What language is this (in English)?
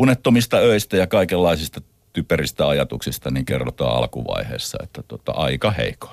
Finnish